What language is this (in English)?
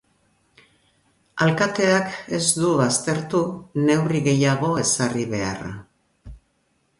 Basque